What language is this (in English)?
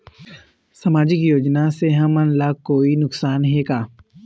Chhattisgarhi